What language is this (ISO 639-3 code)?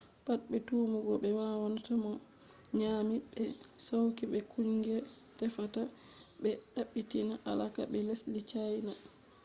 ful